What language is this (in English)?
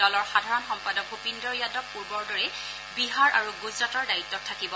Assamese